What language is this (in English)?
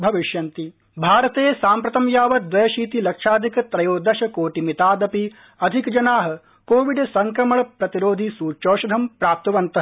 Sanskrit